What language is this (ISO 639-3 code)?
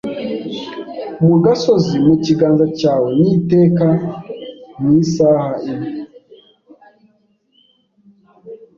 kin